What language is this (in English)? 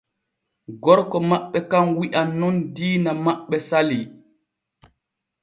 Borgu Fulfulde